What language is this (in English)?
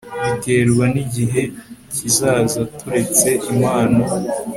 Kinyarwanda